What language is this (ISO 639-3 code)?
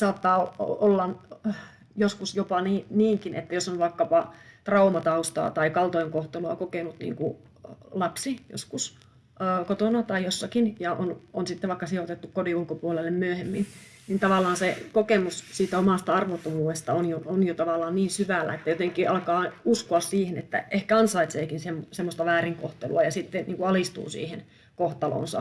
fin